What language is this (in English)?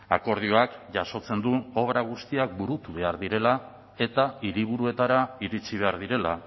Basque